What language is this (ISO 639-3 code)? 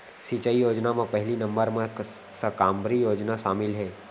hne